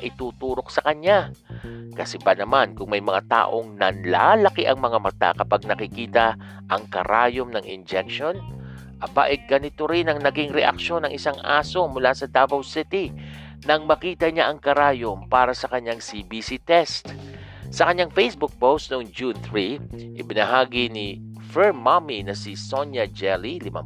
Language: Filipino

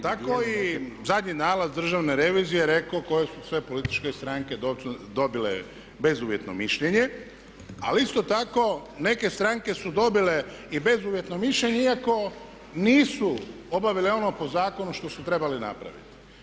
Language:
Croatian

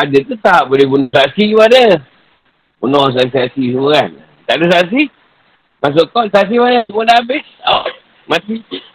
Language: Malay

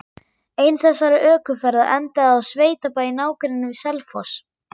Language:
Icelandic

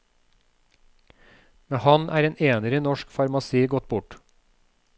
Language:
Norwegian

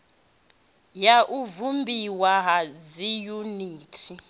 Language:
Venda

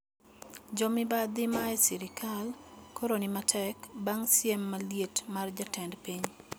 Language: Luo (Kenya and Tanzania)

